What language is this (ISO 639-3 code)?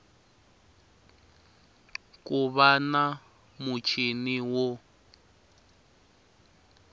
tso